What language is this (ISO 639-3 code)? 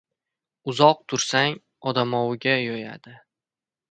uzb